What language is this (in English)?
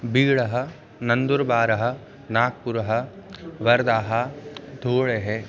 Sanskrit